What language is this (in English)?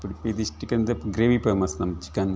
Kannada